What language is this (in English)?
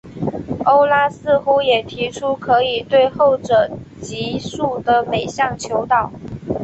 Chinese